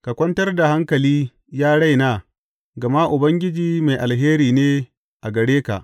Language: Hausa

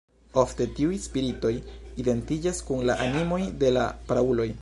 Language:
Esperanto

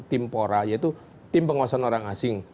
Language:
Indonesian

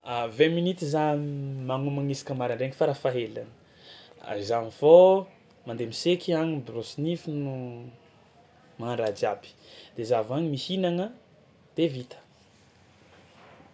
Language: Tsimihety Malagasy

